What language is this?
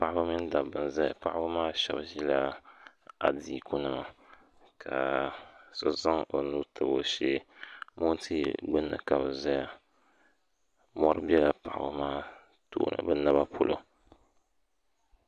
Dagbani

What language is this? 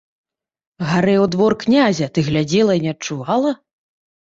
Belarusian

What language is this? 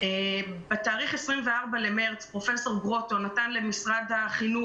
Hebrew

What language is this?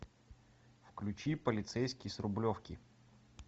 Russian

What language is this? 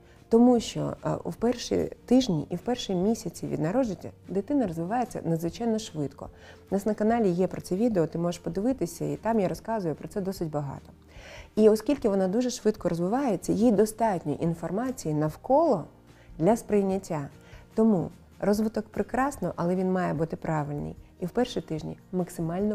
Ukrainian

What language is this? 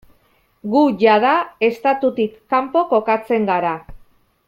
Basque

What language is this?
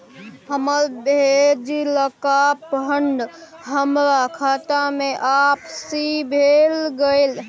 Maithili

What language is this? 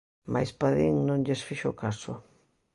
Galician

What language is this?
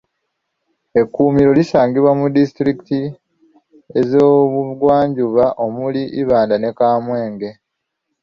Ganda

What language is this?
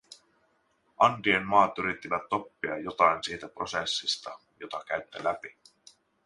Finnish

